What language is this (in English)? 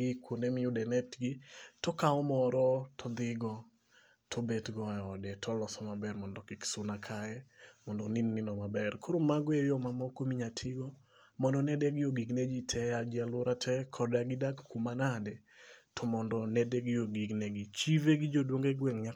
Luo (Kenya and Tanzania)